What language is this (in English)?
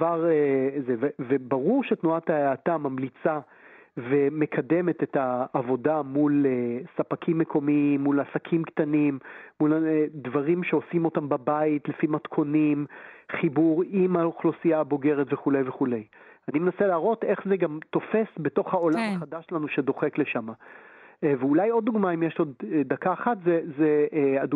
Hebrew